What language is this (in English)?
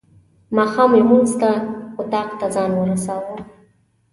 Pashto